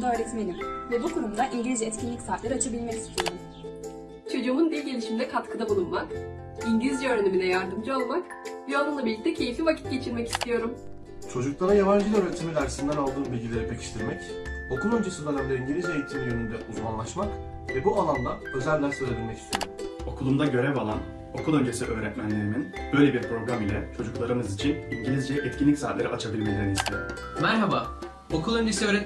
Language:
Turkish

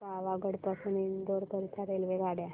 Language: Marathi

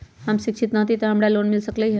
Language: Magahi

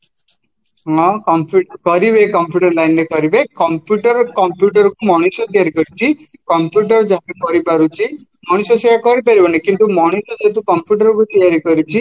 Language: Odia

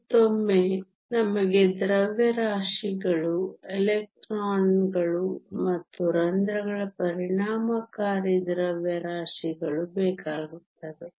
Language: Kannada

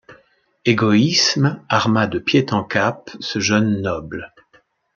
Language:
French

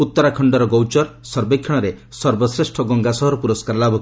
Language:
Odia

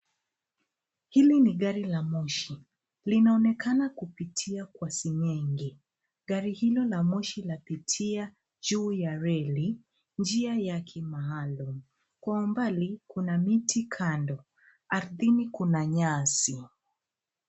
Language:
Swahili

